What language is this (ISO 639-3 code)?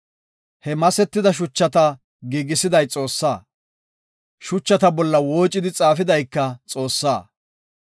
gof